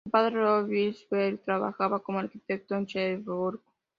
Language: Spanish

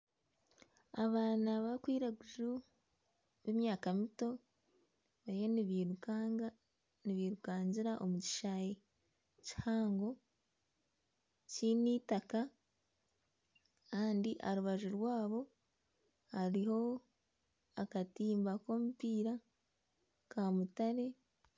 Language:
Nyankole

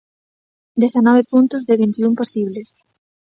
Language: Galician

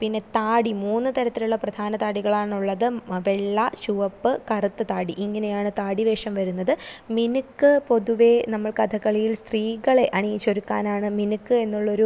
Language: Malayalam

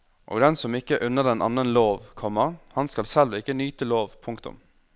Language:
Norwegian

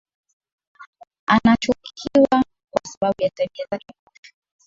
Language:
Swahili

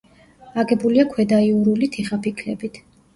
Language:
Georgian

